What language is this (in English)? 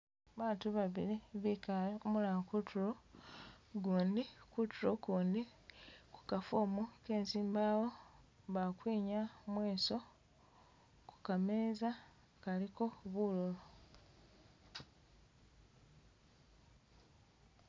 Masaaba